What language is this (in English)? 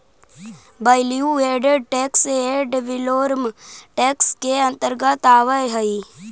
Magahi